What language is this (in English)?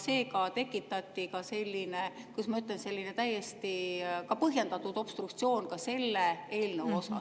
Estonian